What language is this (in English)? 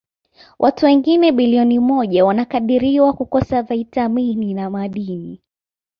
Swahili